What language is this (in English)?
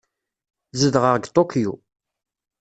Kabyle